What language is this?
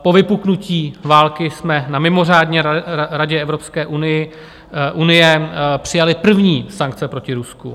Czech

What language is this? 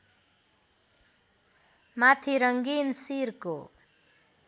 Nepali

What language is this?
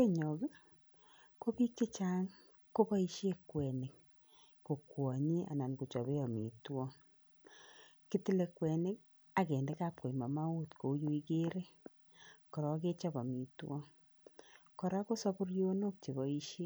Kalenjin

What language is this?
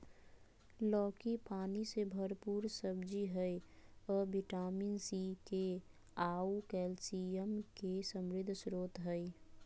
Magahi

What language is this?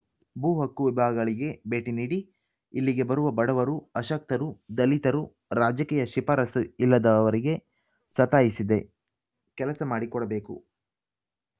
Kannada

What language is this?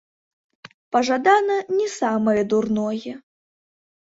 Belarusian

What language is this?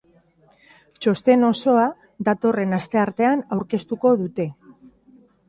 Basque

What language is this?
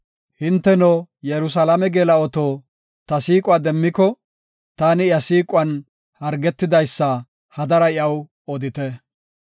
Gofa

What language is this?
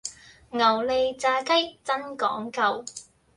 Cantonese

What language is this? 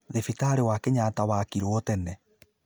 Kikuyu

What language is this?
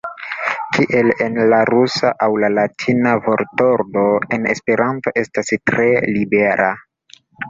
Esperanto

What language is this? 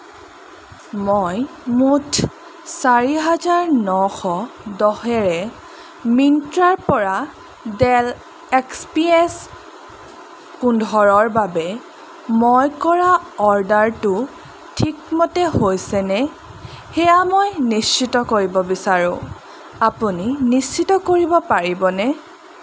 Assamese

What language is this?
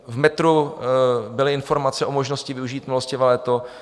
Czech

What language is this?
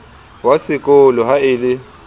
Southern Sotho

